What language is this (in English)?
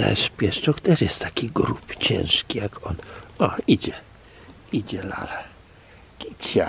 Polish